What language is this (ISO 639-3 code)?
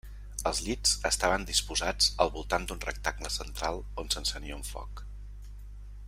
cat